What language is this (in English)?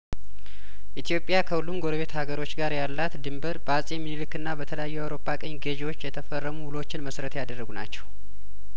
Amharic